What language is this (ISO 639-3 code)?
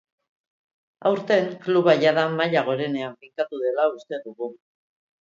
eus